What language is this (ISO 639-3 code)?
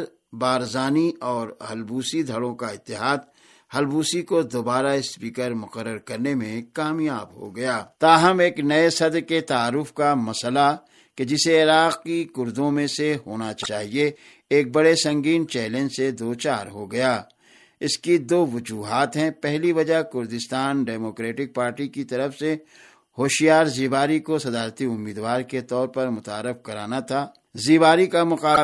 urd